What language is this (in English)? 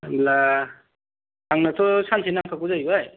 Bodo